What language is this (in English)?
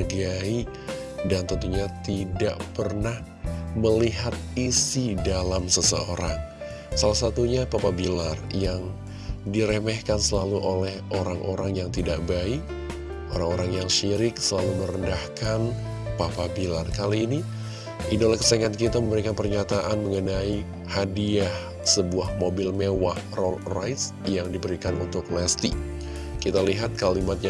Indonesian